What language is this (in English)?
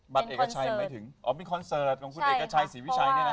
Thai